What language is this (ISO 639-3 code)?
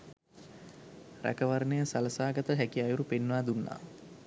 sin